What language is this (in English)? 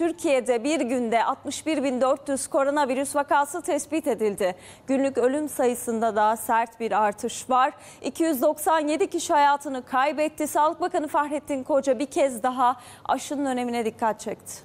Turkish